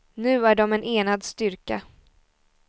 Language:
Swedish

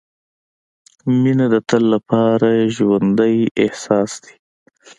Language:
Pashto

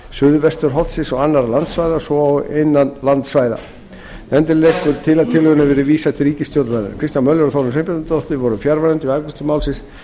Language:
Icelandic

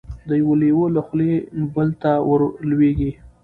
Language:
Pashto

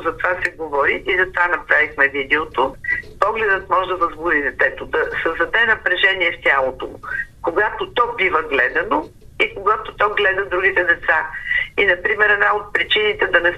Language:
Bulgarian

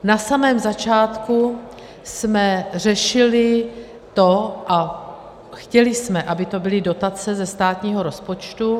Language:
Czech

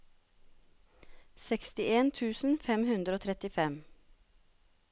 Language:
Norwegian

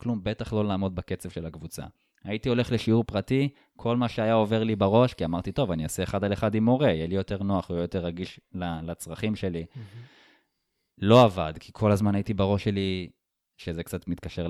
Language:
Hebrew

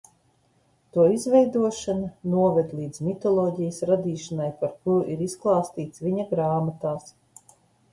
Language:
Latvian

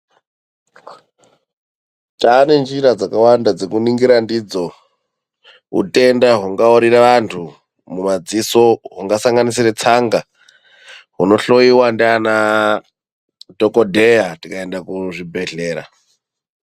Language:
Ndau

